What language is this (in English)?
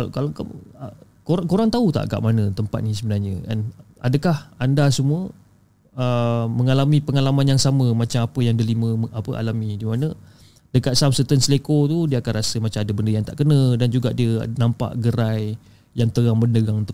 Malay